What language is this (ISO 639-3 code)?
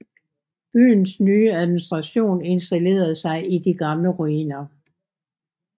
dan